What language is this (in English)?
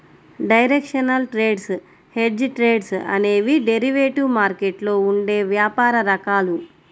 Telugu